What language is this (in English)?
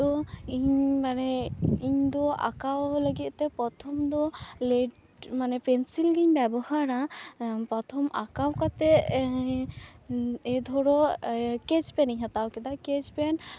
Santali